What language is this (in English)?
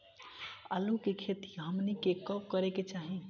Bhojpuri